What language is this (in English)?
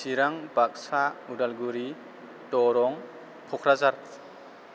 Bodo